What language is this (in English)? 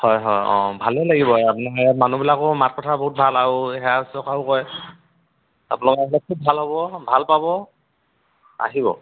Assamese